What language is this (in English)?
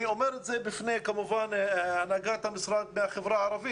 Hebrew